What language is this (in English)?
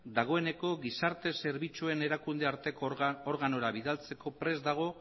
Basque